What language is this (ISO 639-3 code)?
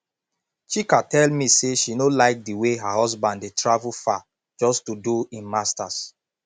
pcm